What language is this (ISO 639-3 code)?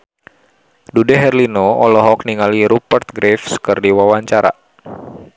sun